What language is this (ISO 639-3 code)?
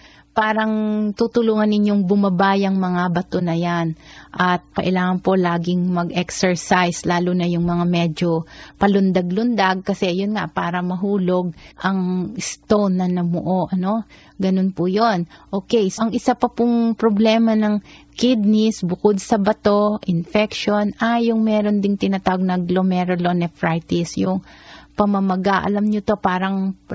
fil